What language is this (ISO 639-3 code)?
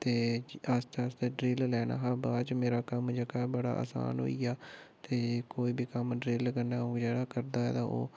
doi